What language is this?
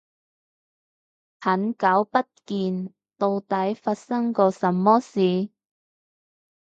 Cantonese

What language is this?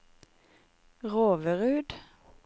Norwegian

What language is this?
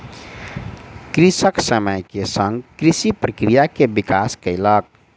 Maithili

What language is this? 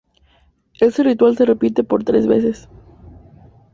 Spanish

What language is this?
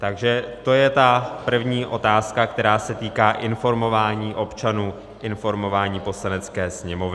Czech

